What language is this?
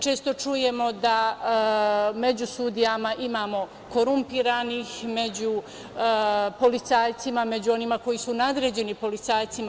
Serbian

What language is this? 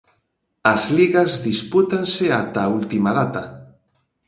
Galician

